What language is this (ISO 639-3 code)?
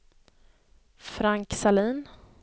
swe